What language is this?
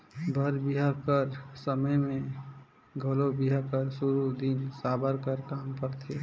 Chhattisgarhi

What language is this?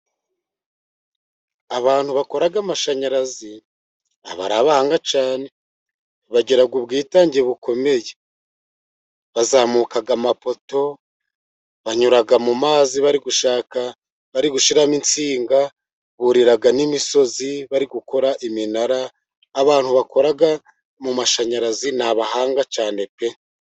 Kinyarwanda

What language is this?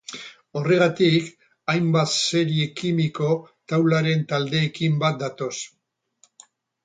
Basque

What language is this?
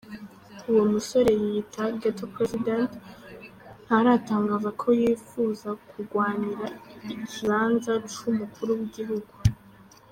Kinyarwanda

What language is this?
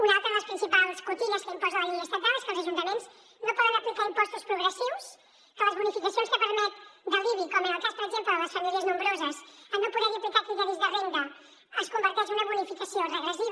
Catalan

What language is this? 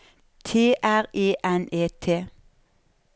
Norwegian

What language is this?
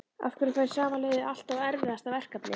Icelandic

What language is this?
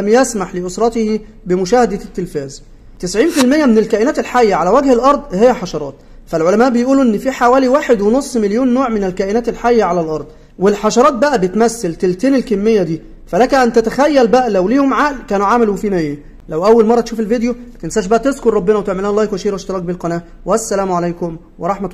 Arabic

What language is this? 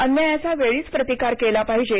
Marathi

